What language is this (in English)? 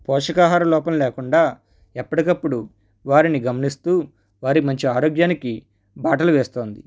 Telugu